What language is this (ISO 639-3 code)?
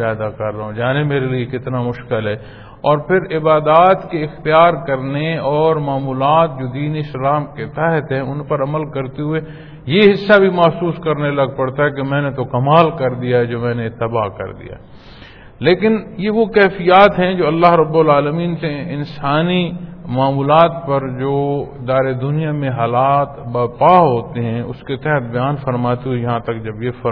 pan